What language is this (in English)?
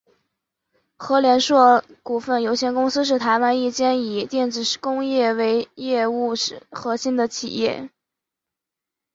Chinese